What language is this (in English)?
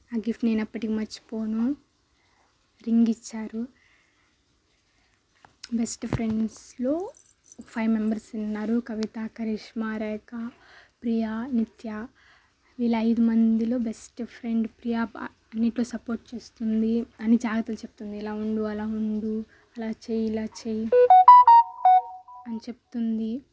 Telugu